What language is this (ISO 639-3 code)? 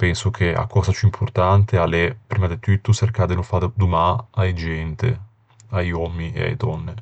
lij